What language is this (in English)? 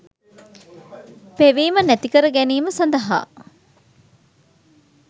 Sinhala